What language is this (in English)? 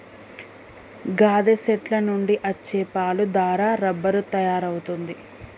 Telugu